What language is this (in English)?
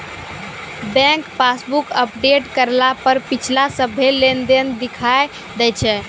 Maithili